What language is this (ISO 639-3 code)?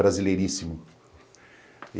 por